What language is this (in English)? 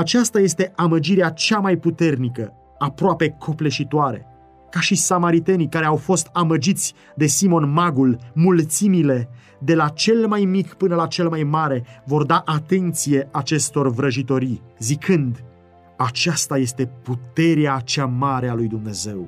Romanian